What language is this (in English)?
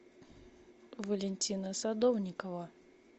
Russian